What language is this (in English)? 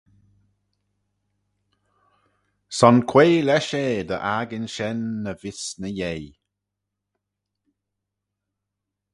Manx